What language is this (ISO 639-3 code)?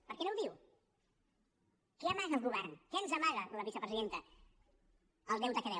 cat